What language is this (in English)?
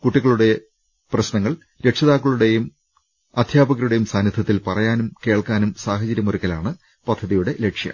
Malayalam